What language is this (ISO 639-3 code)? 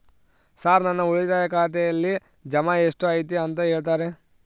kan